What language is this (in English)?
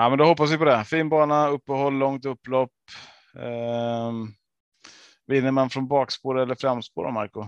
Swedish